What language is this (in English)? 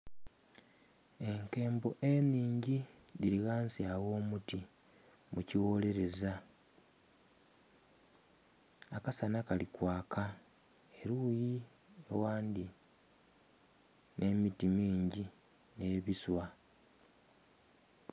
Soga